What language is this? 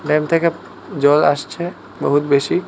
Bangla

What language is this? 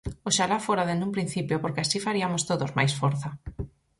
Galician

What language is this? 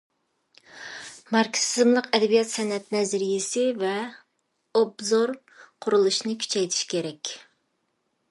Uyghur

